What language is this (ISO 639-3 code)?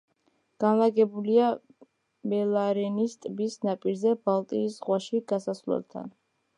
kat